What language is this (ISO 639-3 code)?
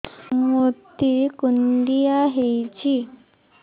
ori